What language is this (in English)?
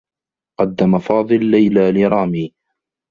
Arabic